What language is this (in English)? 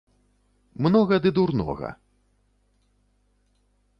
Belarusian